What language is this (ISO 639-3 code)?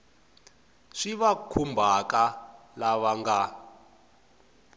tso